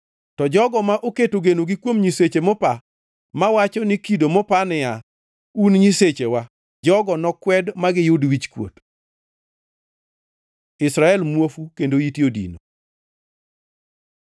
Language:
Luo (Kenya and Tanzania)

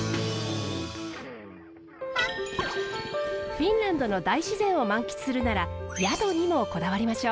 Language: Japanese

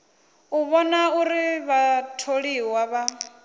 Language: Venda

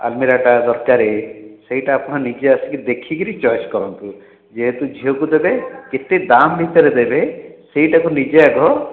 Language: Odia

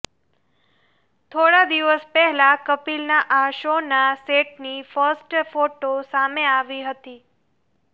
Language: Gujarati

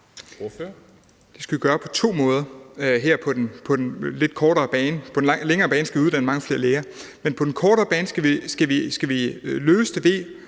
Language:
Danish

